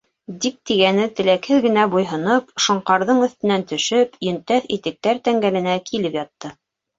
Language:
Bashkir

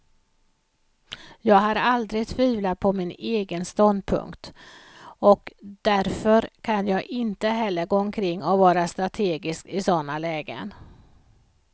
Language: Swedish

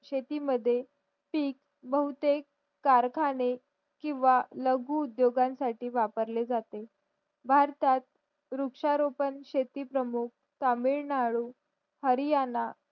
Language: Marathi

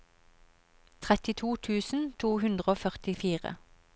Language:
Norwegian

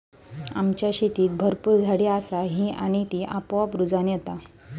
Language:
Marathi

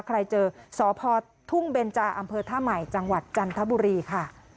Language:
Thai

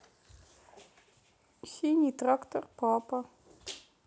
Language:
Russian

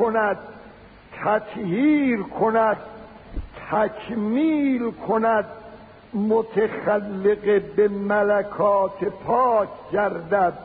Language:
Persian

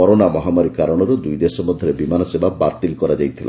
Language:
Odia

